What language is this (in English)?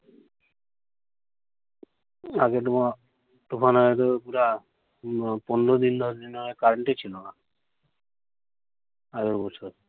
Bangla